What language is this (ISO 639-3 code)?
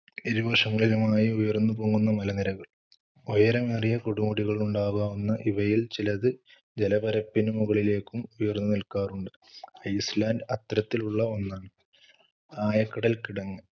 mal